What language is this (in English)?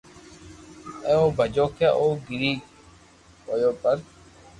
Loarki